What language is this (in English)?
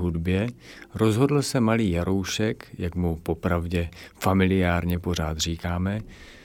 Czech